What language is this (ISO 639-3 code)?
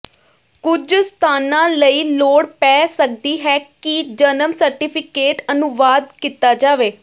pan